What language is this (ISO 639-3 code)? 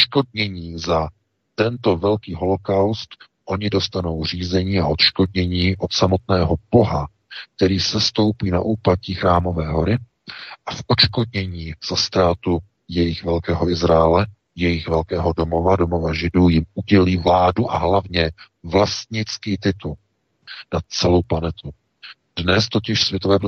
ces